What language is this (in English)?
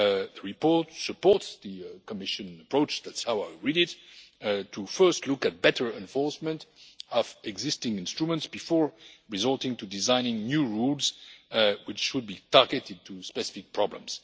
English